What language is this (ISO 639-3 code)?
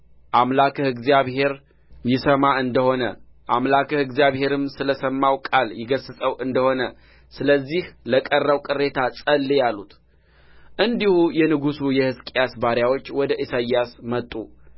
amh